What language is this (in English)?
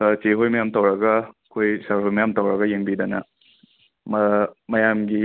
Manipuri